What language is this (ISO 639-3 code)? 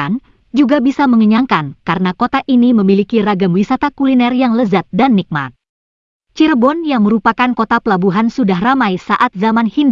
ind